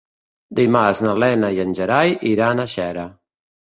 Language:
Catalan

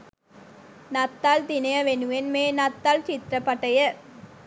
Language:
Sinhala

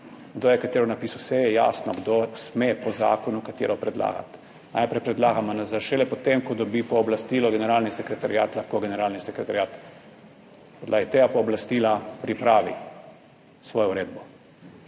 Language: Slovenian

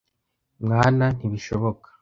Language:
Kinyarwanda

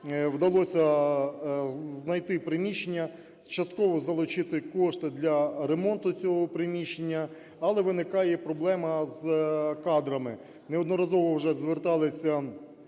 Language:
Ukrainian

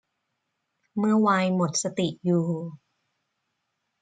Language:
Thai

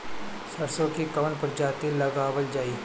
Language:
Bhojpuri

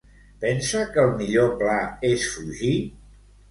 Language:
Catalan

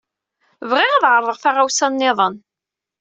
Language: Kabyle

